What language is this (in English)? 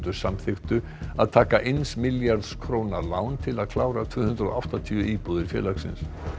Icelandic